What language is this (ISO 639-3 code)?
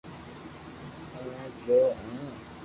lrk